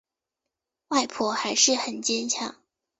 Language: Chinese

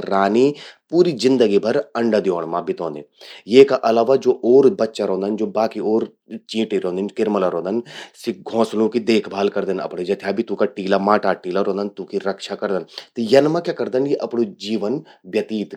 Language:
Garhwali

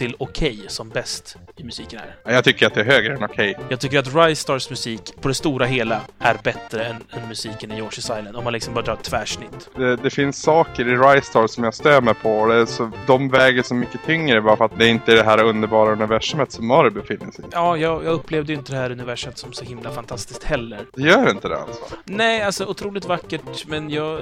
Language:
Swedish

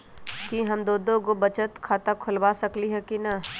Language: Magahi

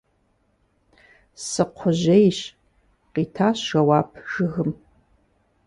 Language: Kabardian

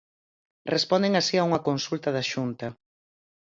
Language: Galician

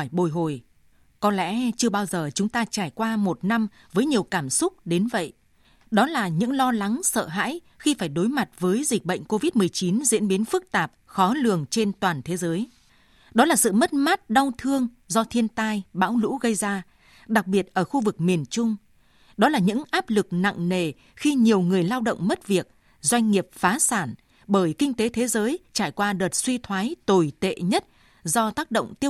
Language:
Vietnamese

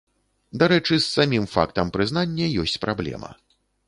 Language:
Belarusian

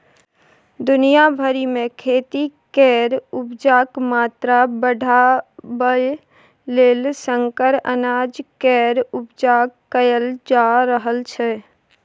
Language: Maithili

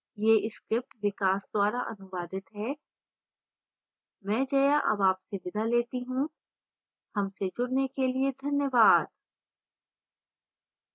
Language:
Hindi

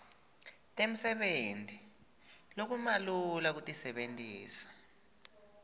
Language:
Swati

